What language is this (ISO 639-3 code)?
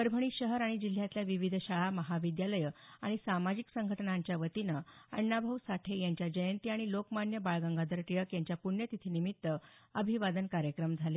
mar